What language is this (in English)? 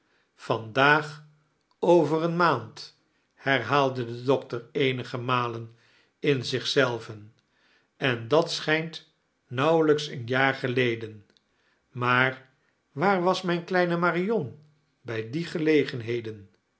Dutch